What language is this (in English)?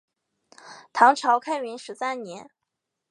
Chinese